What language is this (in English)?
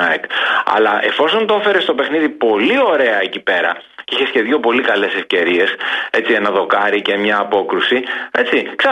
Greek